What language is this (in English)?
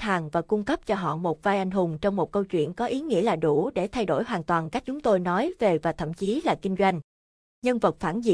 Vietnamese